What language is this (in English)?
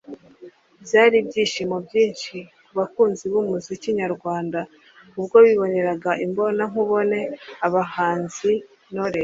Kinyarwanda